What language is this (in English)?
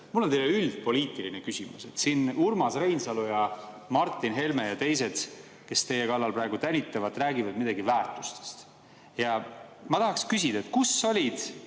Estonian